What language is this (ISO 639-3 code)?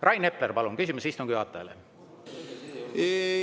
est